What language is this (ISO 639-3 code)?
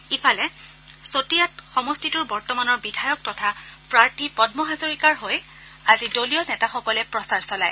asm